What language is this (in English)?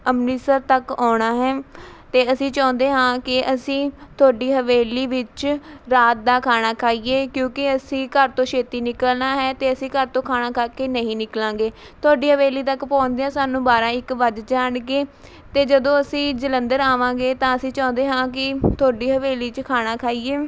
Punjabi